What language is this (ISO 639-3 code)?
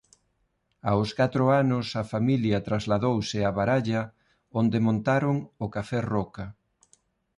glg